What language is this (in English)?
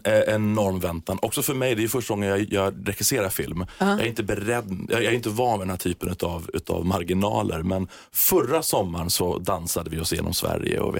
Swedish